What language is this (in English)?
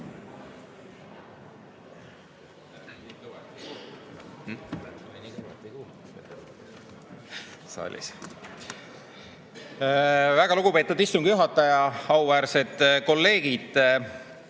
Estonian